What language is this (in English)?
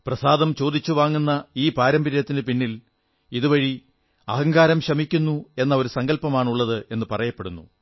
Malayalam